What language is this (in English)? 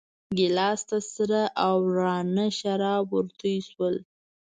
Pashto